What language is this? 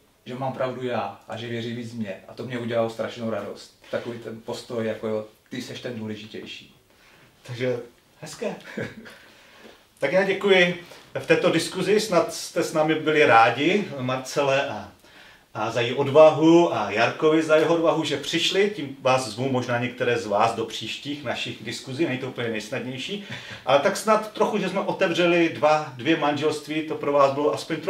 Czech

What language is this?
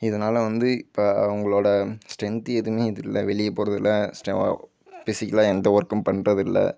Tamil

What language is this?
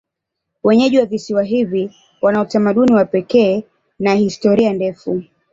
Swahili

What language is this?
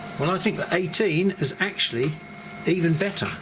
English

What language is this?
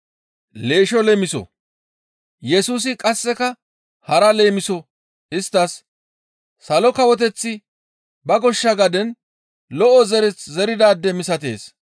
Gamo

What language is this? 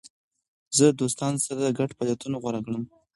Pashto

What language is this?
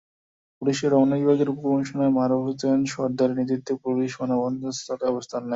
Bangla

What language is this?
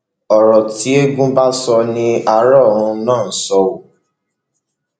Yoruba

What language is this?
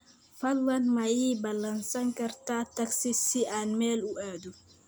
Somali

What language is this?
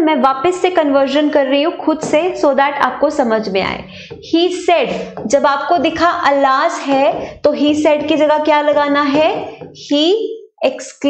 Hindi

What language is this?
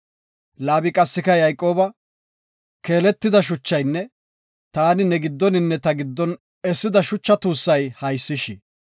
Gofa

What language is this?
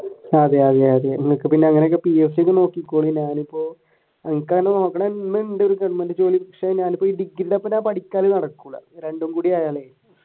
Malayalam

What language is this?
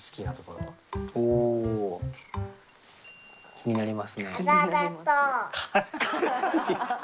Japanese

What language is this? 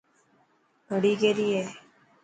Dhatki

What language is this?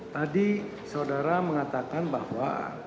Indonesian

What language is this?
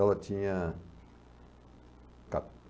Portuguese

